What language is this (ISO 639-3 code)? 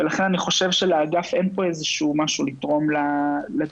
heb